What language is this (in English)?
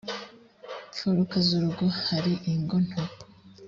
Kinyarwanda